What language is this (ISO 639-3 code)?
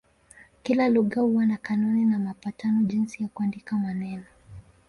swa